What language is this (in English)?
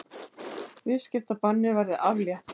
Icelandic